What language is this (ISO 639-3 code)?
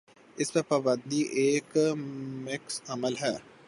urd